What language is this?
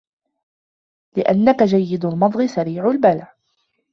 Arabic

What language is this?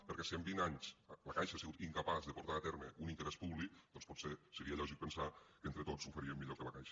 Catalan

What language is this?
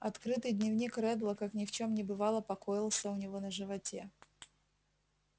Russian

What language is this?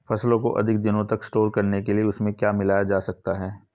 Hindi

